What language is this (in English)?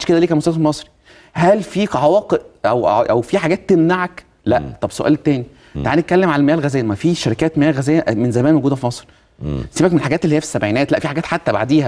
Arabic